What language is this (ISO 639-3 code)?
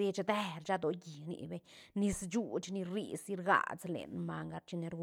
ztn